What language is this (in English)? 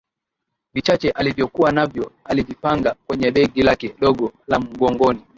Swahili